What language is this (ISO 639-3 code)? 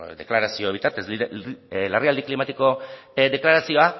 eus